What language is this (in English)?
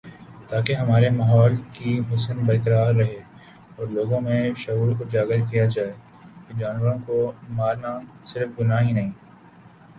Urdu